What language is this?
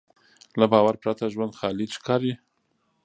Pashto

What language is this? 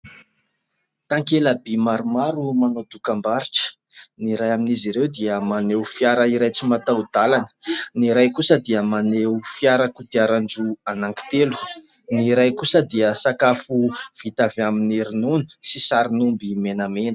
Malagasy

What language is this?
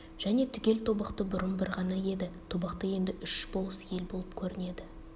Kazakh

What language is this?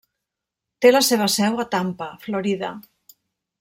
Catalan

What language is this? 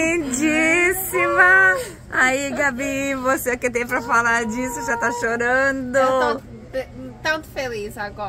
Portuguese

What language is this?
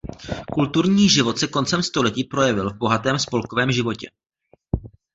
Czech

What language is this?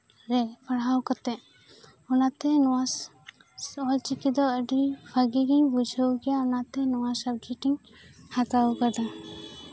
Santali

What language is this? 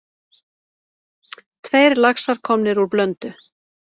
Icelandic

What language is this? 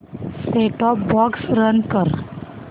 Marathi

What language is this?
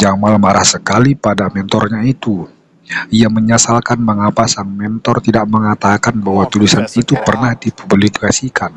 Indonesian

